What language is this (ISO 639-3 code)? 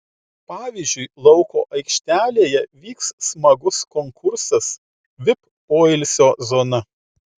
lit